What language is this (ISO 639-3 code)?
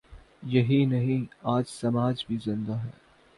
urd